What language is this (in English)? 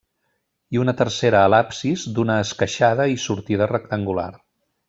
Catalan